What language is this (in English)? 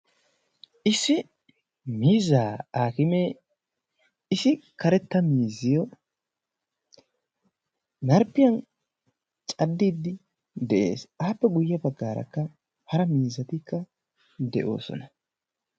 Wolaytta